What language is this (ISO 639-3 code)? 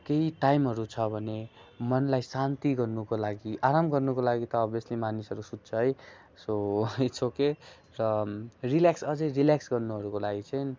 nep